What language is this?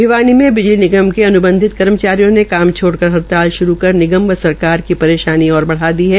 Hindi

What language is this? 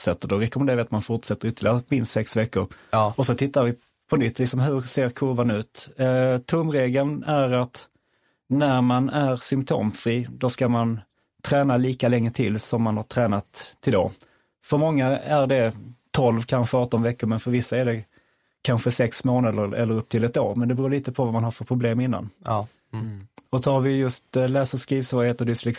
Swedish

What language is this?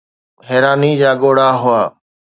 Sindhi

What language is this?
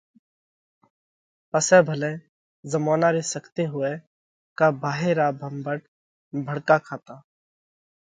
Parkari Koli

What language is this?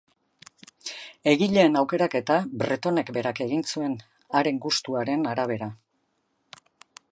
Basque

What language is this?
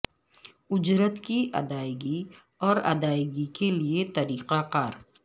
Urdu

